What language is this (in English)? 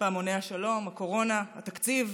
Hebrew